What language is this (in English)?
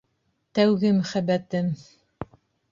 Bashkir